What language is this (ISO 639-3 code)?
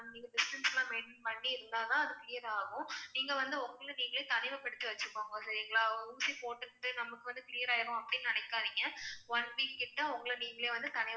tam